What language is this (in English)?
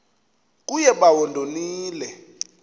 Xhosa